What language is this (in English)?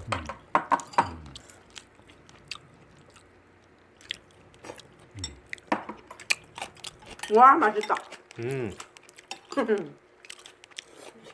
Korean